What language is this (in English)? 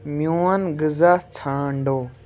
Kashmiri